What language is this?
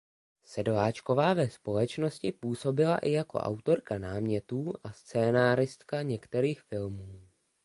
Czech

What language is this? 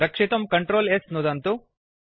Sanskrit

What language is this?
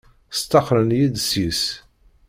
Kabyle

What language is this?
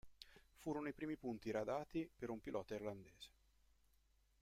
Italian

